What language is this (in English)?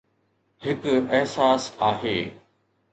Sindhi